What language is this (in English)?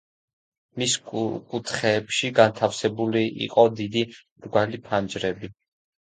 Georgian